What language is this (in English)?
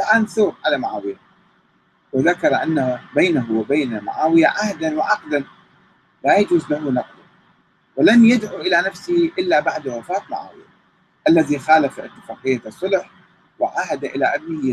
Arabic